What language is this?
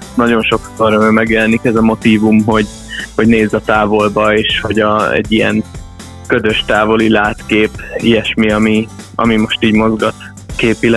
Hungarian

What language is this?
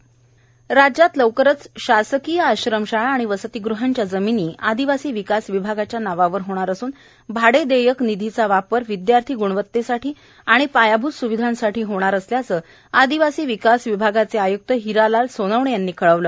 Marathi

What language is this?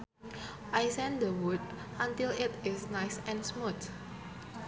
Sundanese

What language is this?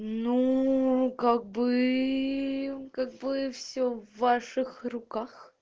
Russian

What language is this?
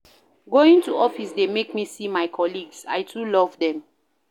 Nigerian Pidgin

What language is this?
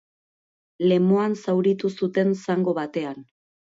Basque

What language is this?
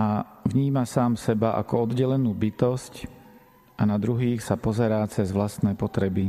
Slovak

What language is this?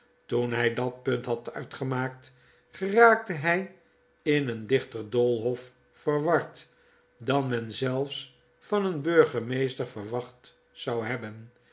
Dutch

